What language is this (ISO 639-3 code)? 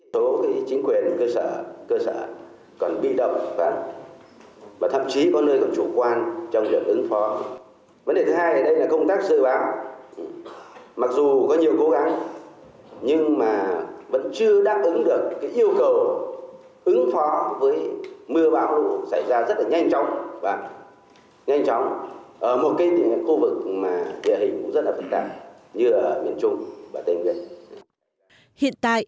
vie